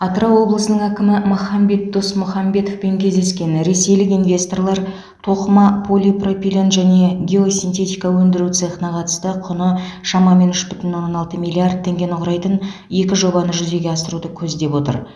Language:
Kazakh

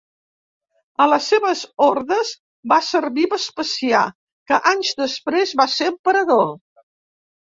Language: Catalan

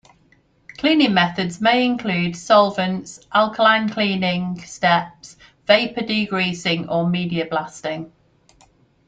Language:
English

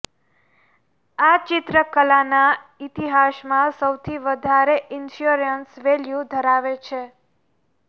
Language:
Gujarati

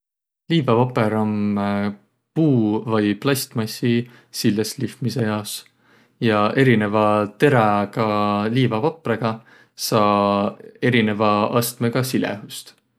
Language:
Võro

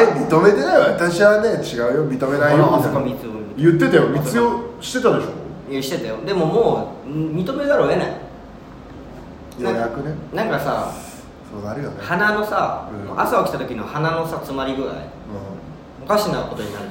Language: Japanese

